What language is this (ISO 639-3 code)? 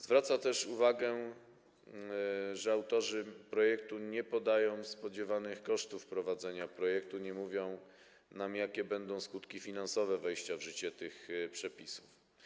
pol